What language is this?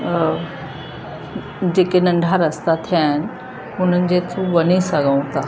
Sindhi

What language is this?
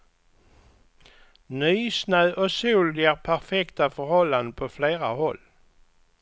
Swedish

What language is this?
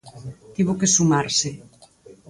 Galician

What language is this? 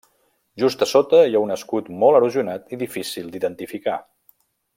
Catalan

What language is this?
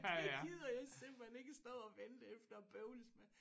Danish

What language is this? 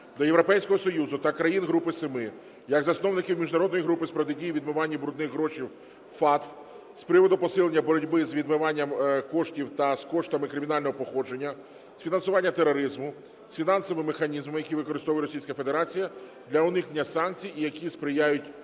Ukrainian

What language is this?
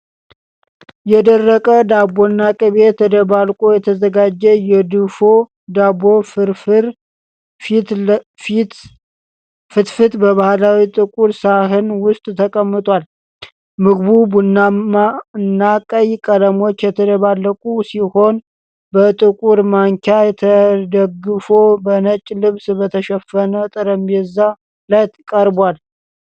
Amharic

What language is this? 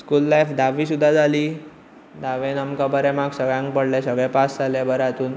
Konkani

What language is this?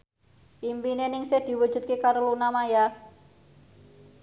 Javanese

